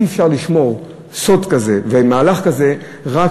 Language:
Hebrew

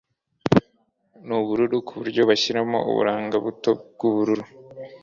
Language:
Kinyarwanda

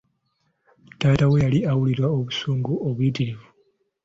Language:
Ganda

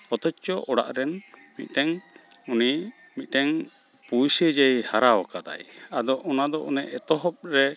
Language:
Santali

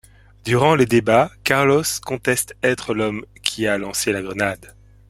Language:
French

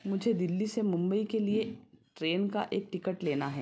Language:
Hindi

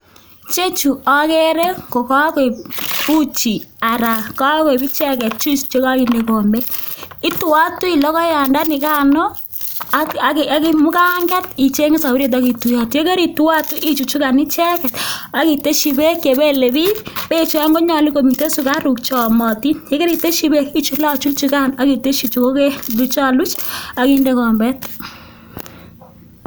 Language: Kalenjin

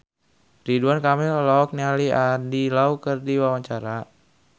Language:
Sundanese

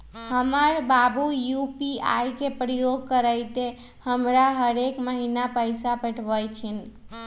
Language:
Magahi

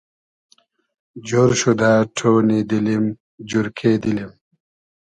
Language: Hazaragi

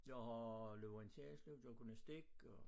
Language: Danish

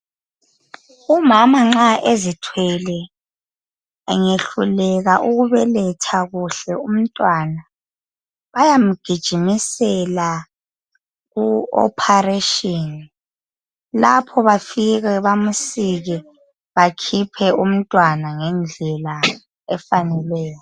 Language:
North Ndebele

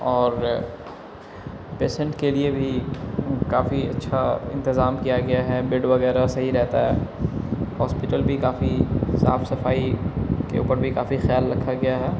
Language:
Urdu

